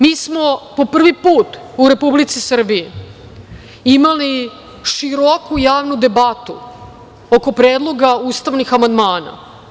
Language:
Serbian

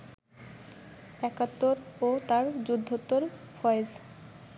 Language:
Bangla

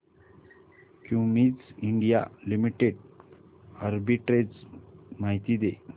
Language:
Marathi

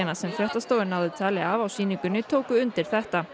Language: Icelandic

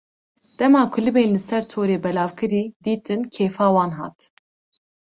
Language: Kurdish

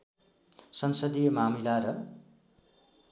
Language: Nepali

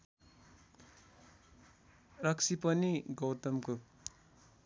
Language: Nepali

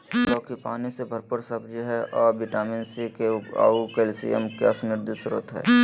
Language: Magahi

